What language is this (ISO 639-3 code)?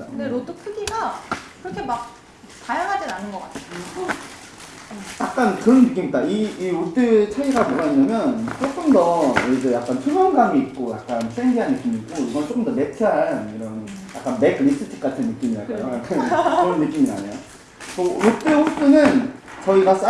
kor